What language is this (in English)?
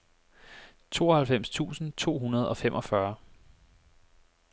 Danish